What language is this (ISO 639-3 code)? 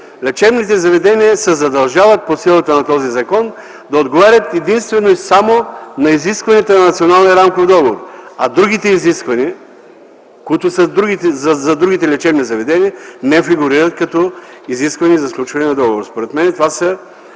bul